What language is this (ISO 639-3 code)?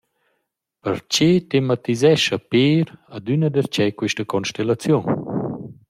roh